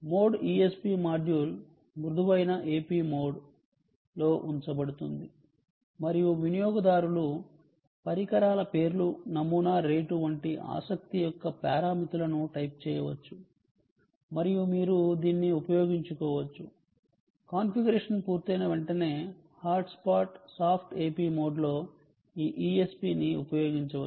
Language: Telugu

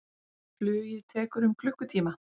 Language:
Icelandic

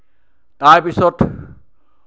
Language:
Assamese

